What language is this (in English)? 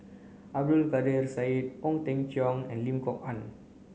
English